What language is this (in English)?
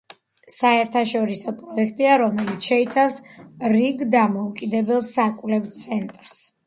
Georgian